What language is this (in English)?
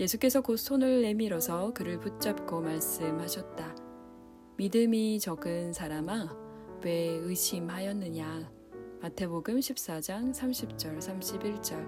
Korean